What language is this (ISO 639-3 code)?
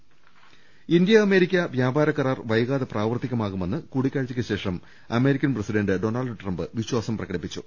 mal